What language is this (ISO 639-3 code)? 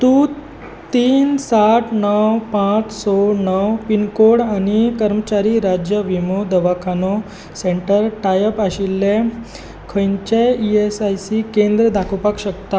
kok